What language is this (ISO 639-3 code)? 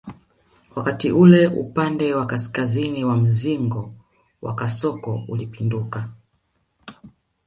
swa